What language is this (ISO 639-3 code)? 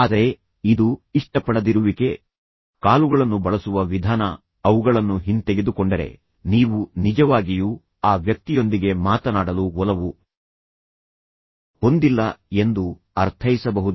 kan